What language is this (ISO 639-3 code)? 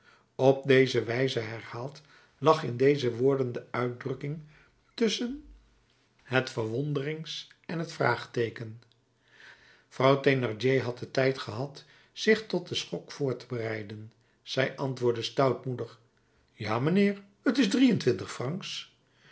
nld